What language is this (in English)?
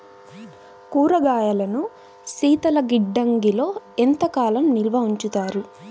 Telugu